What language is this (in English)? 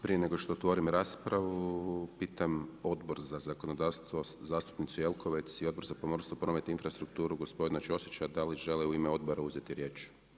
Croatian